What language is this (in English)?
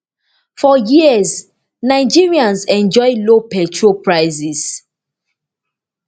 Nigerian Pidgin